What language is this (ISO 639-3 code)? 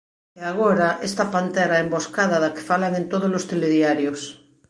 glg